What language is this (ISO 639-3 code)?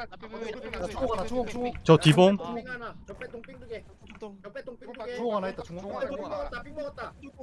kor